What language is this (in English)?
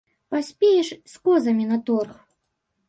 Belarusian